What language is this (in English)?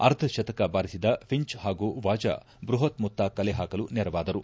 Kannada